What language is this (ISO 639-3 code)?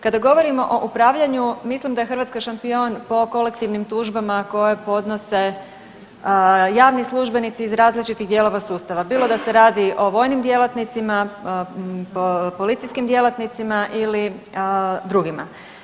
hrv